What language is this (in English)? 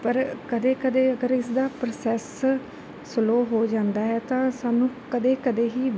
Punjabi